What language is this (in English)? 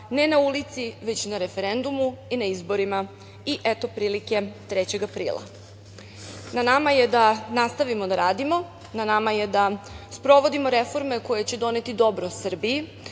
Serbian